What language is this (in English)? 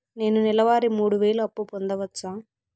Telugu